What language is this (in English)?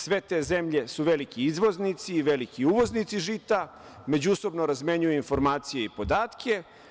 Serbian